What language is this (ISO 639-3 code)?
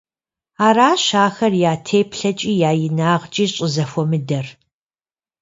kbd